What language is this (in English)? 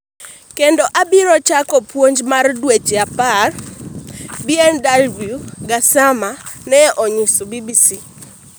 Luo (Kenya and Tanzania)